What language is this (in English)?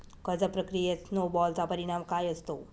Marathi